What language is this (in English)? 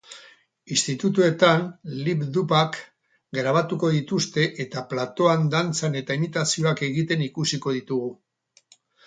Basque